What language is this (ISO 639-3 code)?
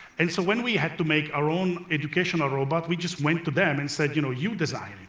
eng